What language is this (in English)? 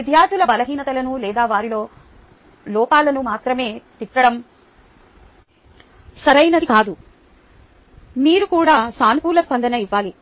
Telugu